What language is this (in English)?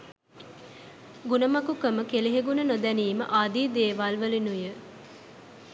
Sinhala